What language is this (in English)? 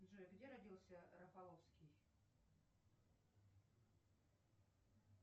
Russian